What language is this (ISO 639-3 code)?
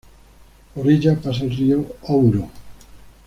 spa